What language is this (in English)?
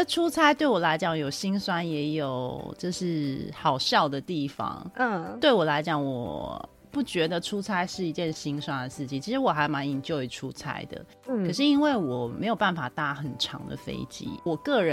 Chinese